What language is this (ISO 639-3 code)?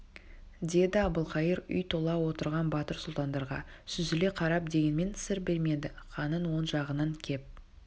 kaz